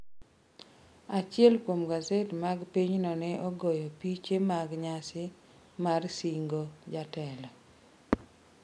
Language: Luo (Kenya and Tanzania)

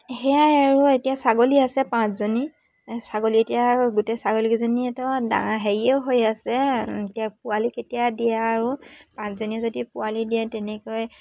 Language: Assamese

